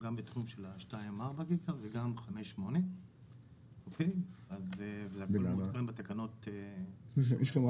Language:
Hebrew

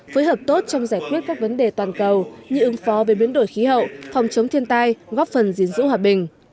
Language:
Vietnamese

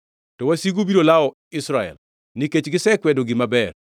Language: Luo (Kenya and Tanzania)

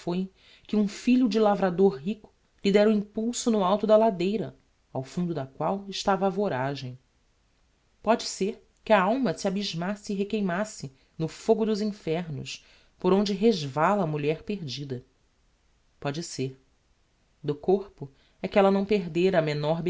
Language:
Portuguese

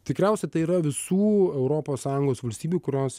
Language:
Lithuanian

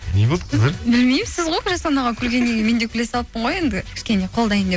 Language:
Kazakh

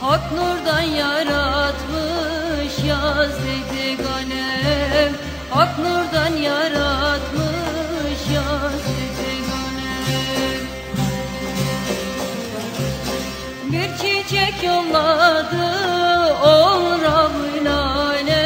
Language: Turkish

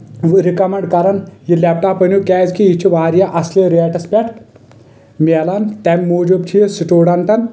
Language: Kashmiri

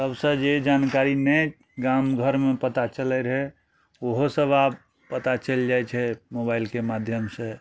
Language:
Maithili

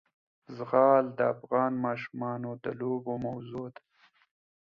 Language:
Pashto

